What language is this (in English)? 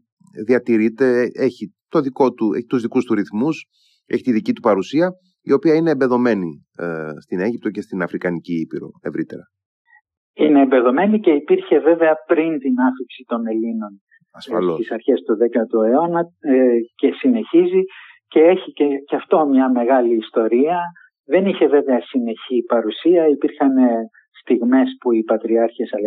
Greek